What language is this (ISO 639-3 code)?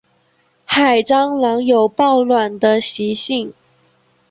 zho